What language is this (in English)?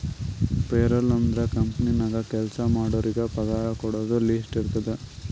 Kannada